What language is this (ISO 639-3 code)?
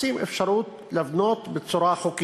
heb